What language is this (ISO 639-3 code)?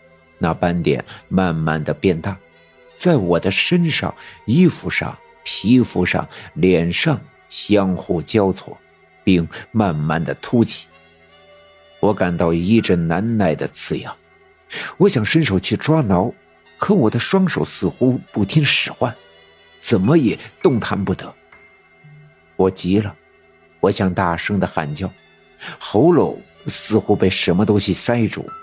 zho